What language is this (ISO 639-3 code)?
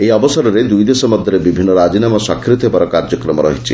ori